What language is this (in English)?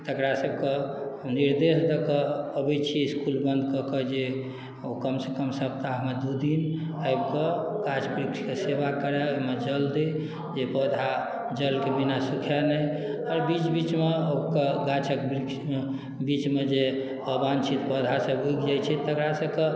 Maithili